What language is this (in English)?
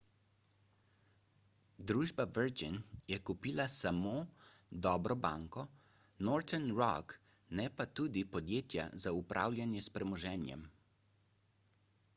Slovenian